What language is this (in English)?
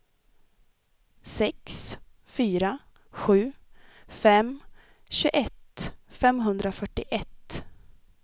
Swedish